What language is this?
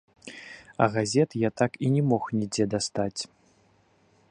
Belarusian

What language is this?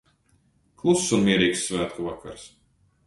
Latvian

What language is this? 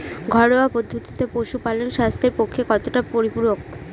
Bangla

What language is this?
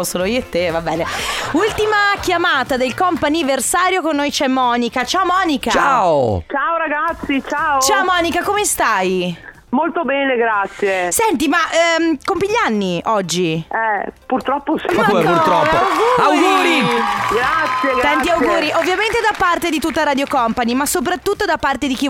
Italian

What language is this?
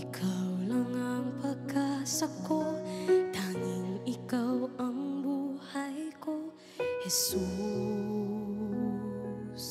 Filipino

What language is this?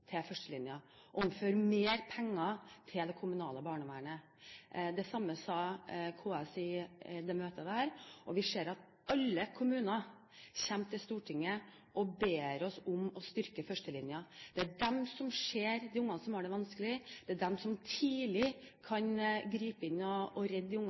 Norwegian Bokmål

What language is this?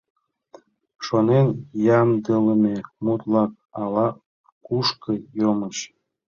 Mari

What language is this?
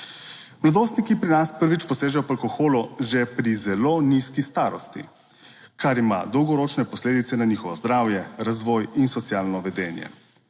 Slovenian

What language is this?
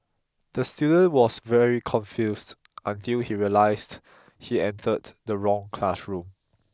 English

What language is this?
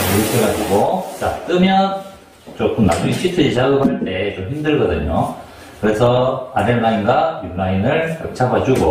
Korean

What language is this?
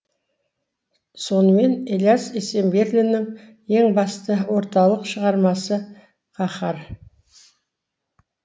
Kazakh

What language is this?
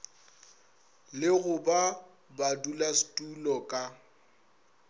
Northern Sotho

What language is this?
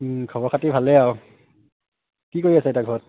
Assamese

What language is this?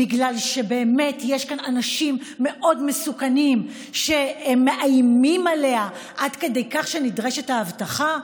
Hebrew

